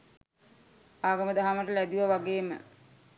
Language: Sinhala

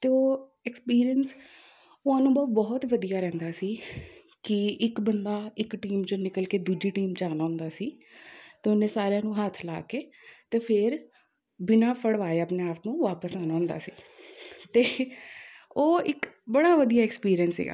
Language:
Punjabi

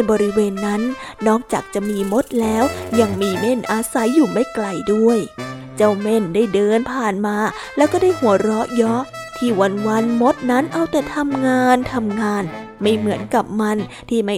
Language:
Thai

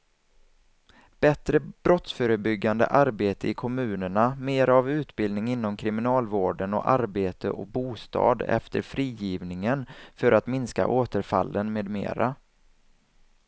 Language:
Swedish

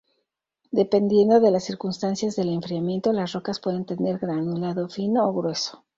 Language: Spanish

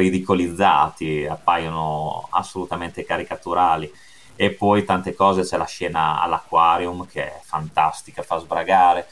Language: Italian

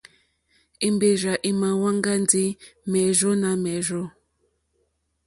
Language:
Mokpwe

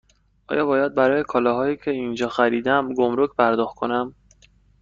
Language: Persian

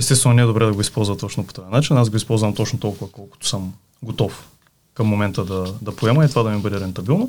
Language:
Bulgarian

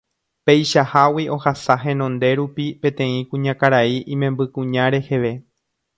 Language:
Guarani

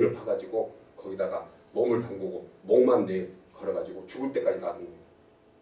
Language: Korean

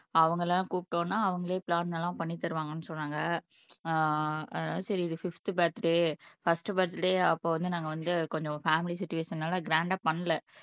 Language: Tamil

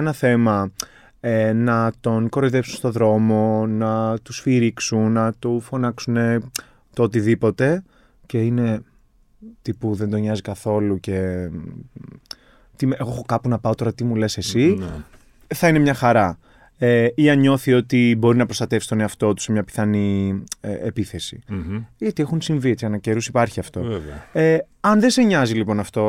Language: Greek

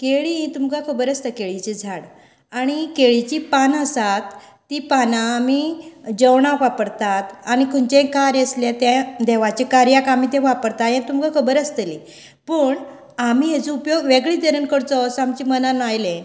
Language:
Konkani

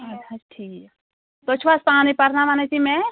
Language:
Kashmiri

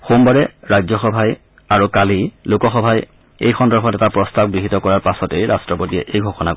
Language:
Assamese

